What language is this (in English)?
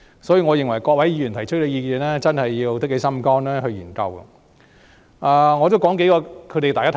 Cantonese